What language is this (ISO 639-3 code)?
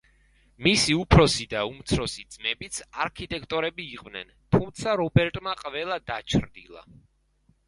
kat